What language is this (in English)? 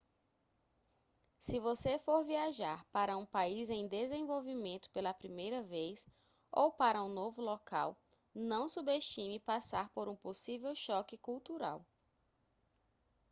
Portuguese